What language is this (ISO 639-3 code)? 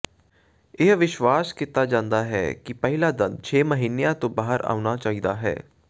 pan